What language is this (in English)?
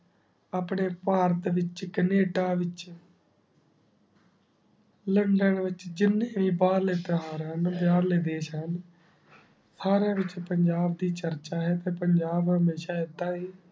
Punjabi